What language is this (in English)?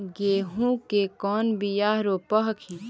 Magahi